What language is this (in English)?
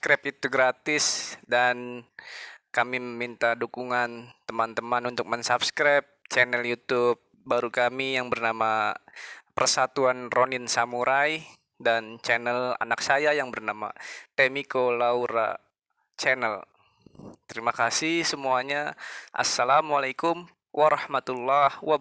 Indonesian